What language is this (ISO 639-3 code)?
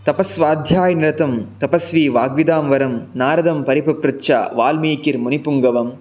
san